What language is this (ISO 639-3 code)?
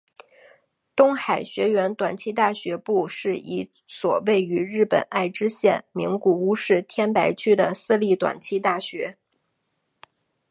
zho